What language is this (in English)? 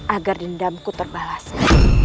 Indonesian